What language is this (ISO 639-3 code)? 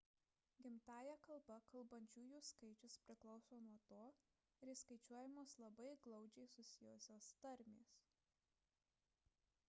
lit